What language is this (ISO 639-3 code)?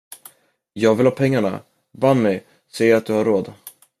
swe